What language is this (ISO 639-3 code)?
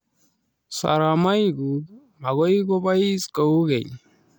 kln